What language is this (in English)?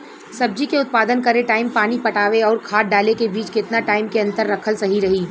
Bhojpuri